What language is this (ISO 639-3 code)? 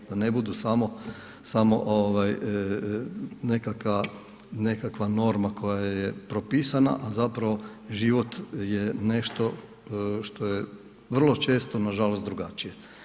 hrv